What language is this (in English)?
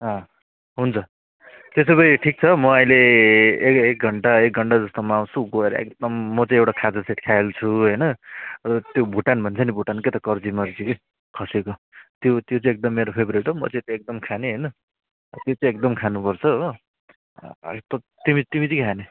Nepali